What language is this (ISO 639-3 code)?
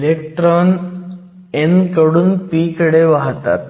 mar